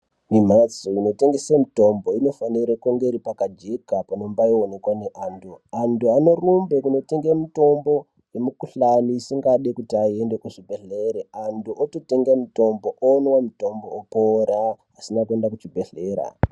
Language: Ndau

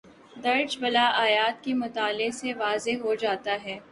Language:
Urdu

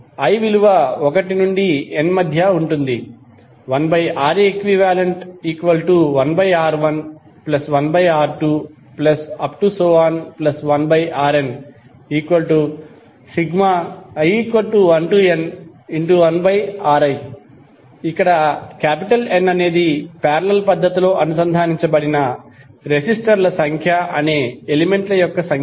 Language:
Telugu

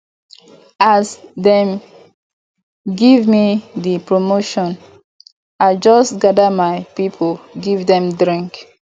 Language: Nigerian Pidgin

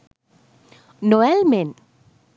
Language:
Sinhala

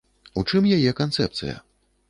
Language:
Belarusian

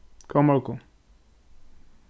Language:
Faroese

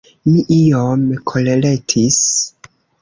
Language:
Esperanto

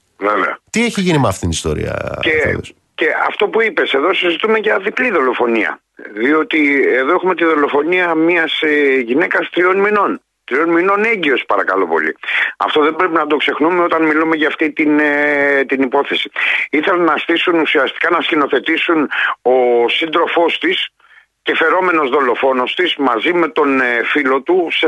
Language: Greek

